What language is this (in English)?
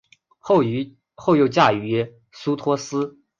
Chinese